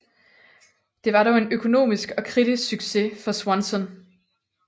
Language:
Danish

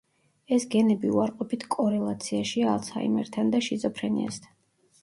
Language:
Georgian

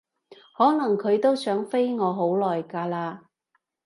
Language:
Cantonese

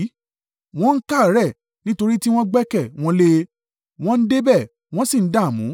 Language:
Yoruba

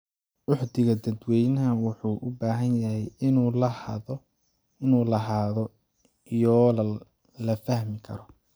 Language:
Somali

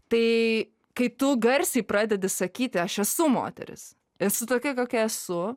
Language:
Lithuanian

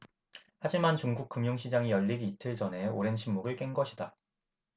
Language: Korean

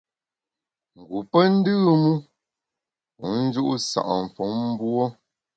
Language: Bamun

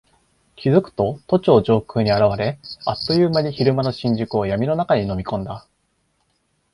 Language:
Japanese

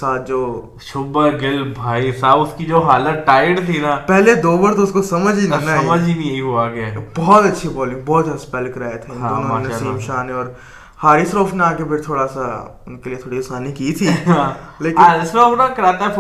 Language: Urdu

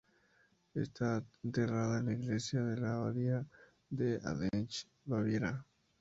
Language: Spanish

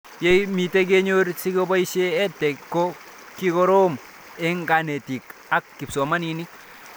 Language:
Kalenjin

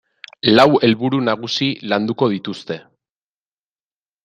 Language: Basque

